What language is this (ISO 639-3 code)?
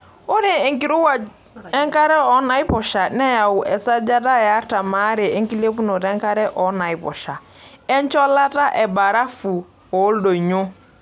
mas